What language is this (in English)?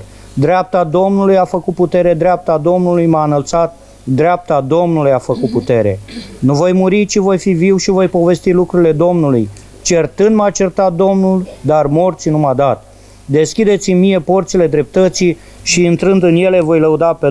Romanian